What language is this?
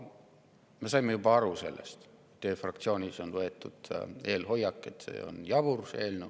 Estonian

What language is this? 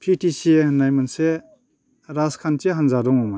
Bodo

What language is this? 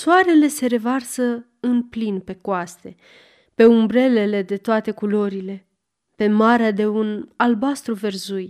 Romanian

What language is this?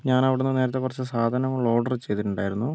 Malayalam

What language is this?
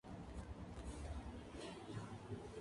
Spanish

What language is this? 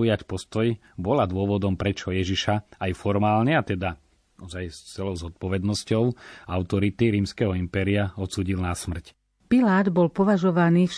Slovak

